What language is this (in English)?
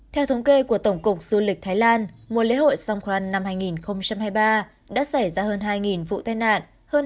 Vietnamese